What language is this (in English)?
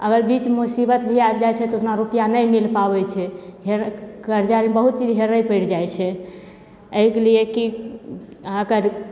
Maithili